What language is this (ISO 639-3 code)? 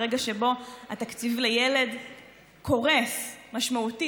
heb